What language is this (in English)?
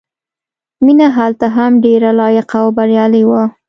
Pashto